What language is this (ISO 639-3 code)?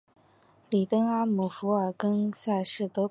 zho